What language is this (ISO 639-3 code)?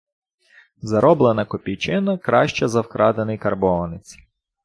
ukr